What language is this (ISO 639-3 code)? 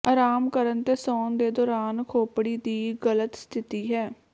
pan